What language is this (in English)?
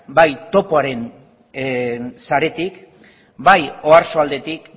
Basque